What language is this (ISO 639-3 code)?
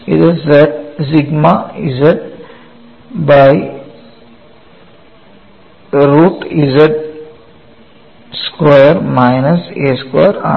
mal